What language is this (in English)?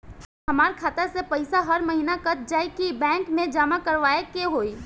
Bhojpuri